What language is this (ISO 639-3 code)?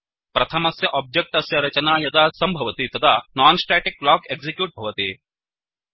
san